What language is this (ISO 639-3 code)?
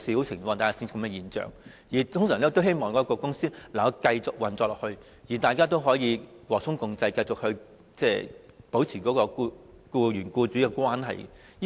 yue